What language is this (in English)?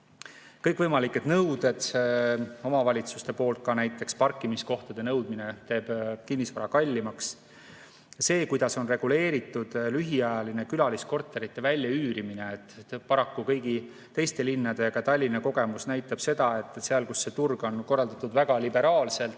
Estonian